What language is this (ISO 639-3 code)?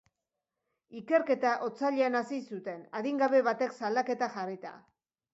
eus